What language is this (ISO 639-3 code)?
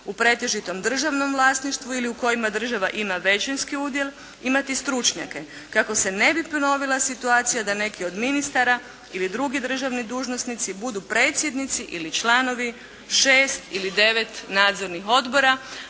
hrv